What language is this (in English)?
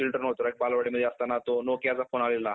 Marathi